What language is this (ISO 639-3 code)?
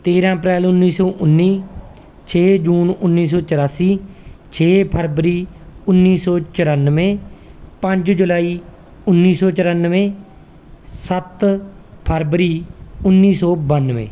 pan